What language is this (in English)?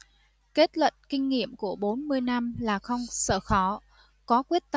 Vietnamese